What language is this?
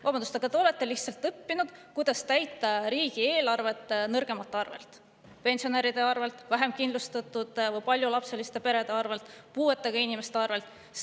Estonian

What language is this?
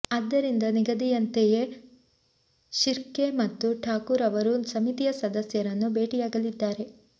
Kannada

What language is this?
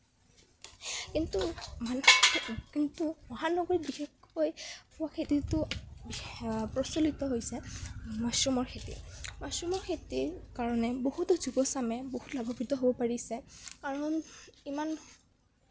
Assamese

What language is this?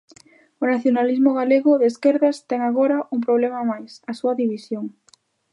Galician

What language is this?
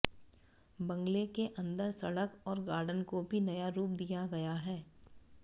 Hindi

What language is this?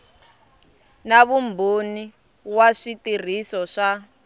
Tsonga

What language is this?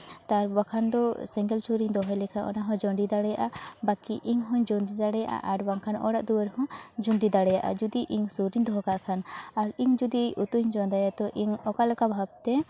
Santali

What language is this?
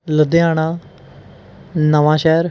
Punjabi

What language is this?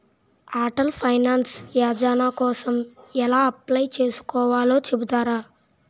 Telugu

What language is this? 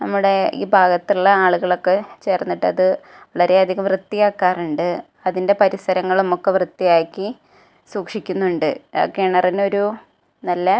Malayalam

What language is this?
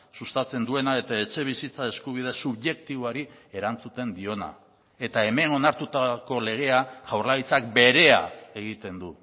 Basque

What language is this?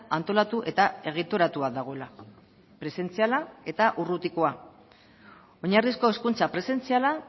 Basque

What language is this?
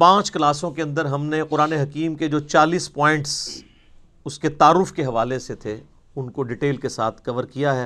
Urdu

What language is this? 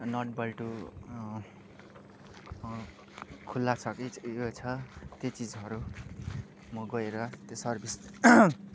Nepali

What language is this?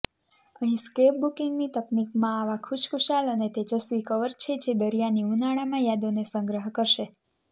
Gujarati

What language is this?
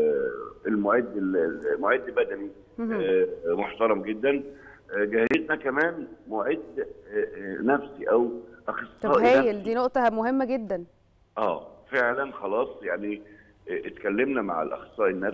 Arabic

